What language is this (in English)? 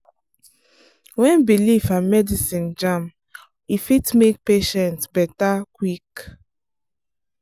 Nigerian Pidgin